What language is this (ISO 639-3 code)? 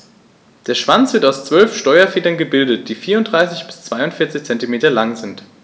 deu